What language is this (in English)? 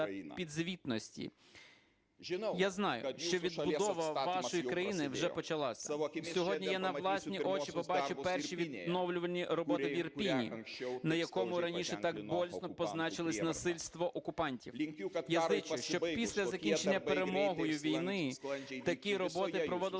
Ukrainian